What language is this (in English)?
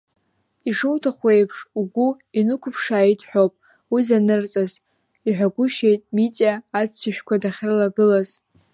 Abkhazian